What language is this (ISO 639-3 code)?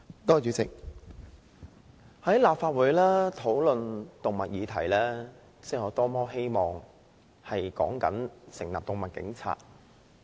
yue